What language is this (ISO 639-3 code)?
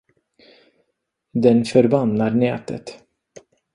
swe